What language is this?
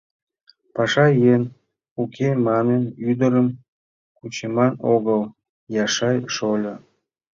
Mari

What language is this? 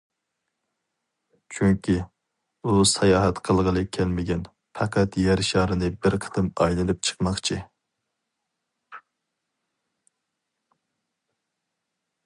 Uyghur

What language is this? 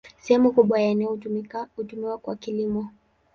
Swahili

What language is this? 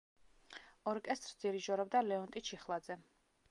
Georgian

